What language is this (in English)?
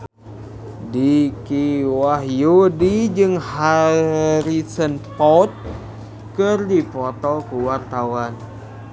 Sundanese